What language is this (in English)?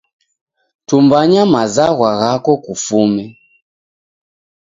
Taita